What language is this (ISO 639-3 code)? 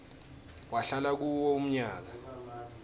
ssw